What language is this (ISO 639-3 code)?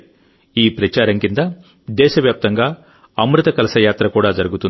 tel